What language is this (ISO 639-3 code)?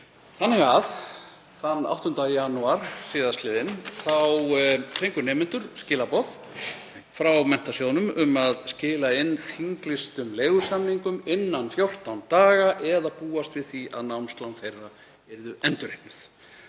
isl